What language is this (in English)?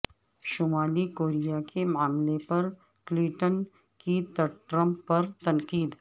Urdu